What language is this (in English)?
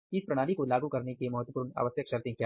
Hindi